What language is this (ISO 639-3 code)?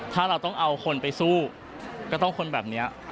tha